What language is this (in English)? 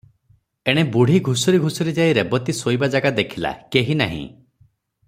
Odia